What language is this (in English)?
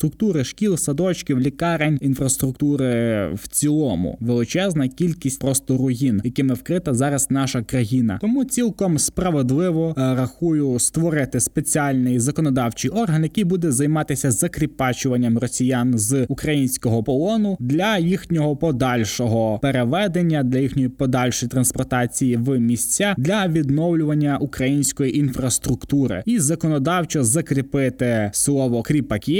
Ukrainian